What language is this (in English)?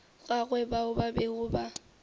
Northern Sotho